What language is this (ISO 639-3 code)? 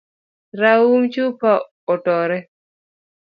luo